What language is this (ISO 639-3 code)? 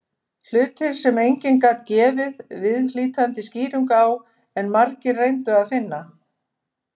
isl